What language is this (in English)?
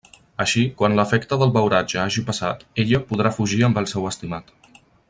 Catalan